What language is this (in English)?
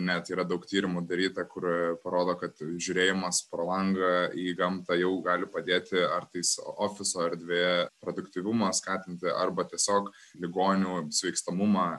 Lithuanian